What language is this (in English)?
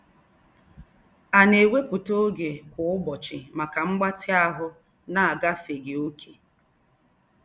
Igbo